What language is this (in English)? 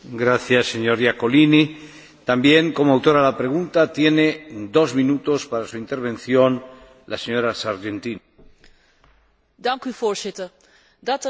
Dutch